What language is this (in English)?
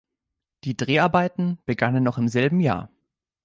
German